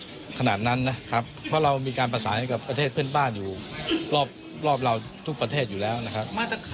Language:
Thai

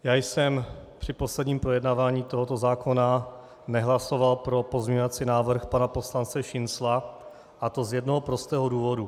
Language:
Czech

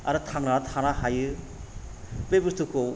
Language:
Bodo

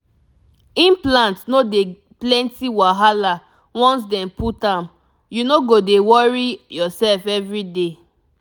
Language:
Nigerian Pidgin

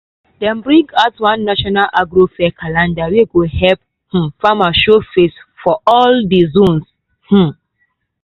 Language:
Nigerian Pidgin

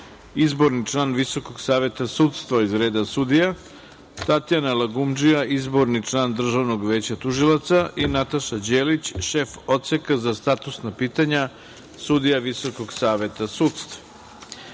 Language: Serbian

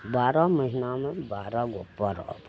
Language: Maithili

